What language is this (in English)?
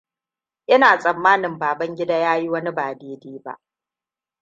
Hausa